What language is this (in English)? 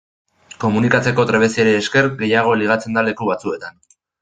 Basque